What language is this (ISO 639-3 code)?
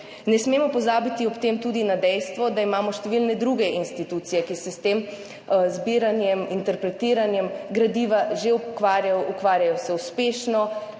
slv